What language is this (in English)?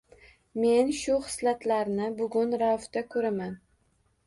Uzbek